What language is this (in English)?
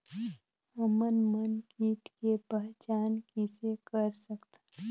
Chhattisgarhi